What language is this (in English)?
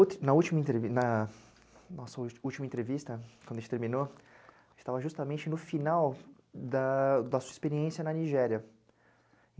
Portuguese